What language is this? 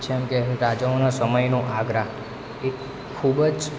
Gujarati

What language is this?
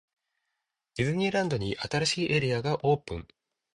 Japanese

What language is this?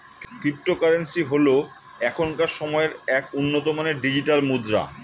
Bangla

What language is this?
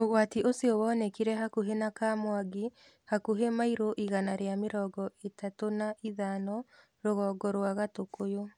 Kikuyu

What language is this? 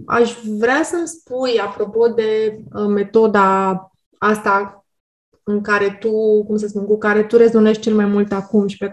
Romanian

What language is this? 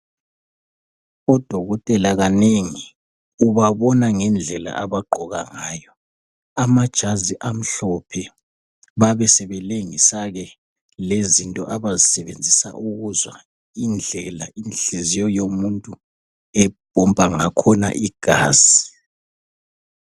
North Ndebele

